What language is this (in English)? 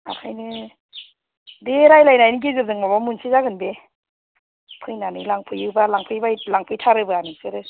Bodo